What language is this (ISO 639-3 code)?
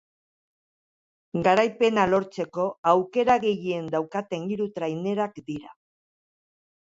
eus